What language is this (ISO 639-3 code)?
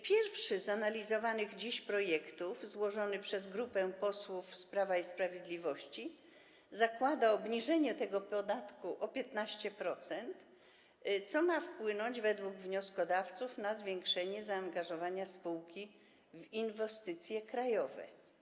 pol